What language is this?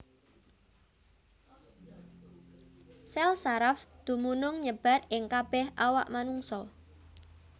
Javanese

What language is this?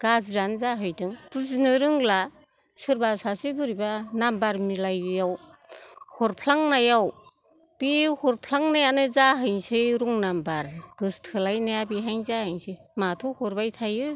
Bodo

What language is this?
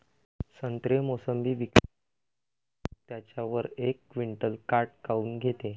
Marathi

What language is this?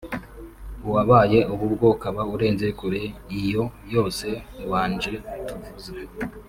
Kinyarwanda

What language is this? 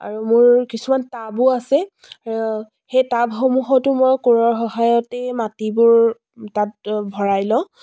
Assamese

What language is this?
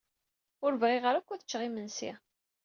Kabyle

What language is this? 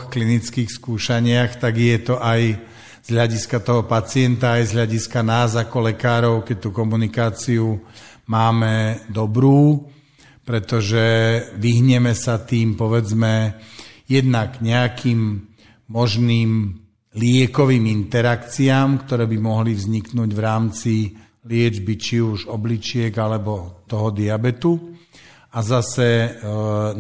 Slovak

